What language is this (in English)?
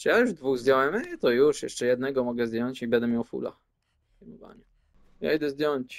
Polish